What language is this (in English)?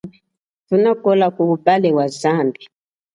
Chokwe